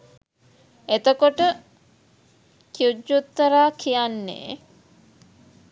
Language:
Sinhala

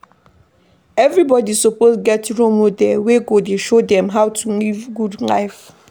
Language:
Nigerian Pidgin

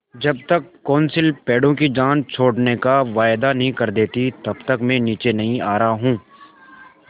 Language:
Hindi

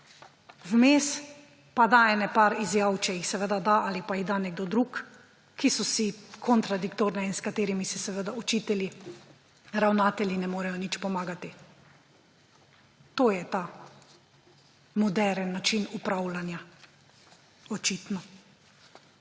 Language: Slovenian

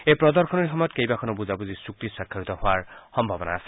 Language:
Assamese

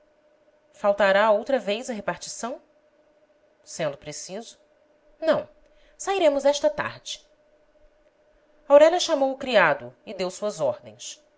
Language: Portuguese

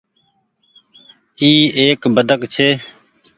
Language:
Goaria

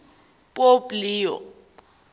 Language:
Zulu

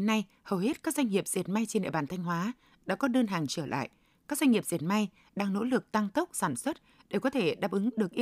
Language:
Vietnamese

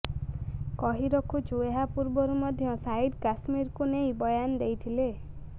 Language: Odia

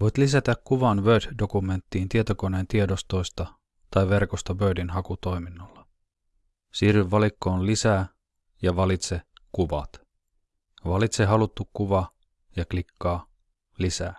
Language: Finnish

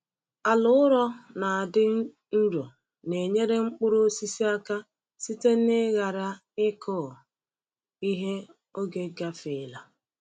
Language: Igbo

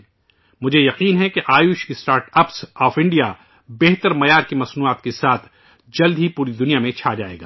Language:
Urdu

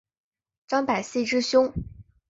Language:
Chinese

